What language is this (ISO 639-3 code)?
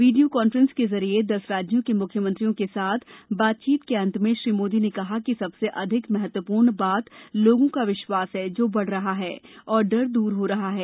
hin